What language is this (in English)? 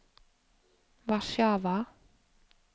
Norwegian